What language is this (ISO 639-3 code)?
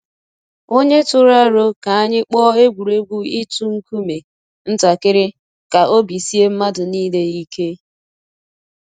ibo